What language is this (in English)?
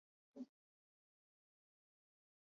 Chinese